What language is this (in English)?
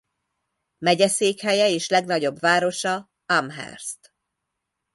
Hungarian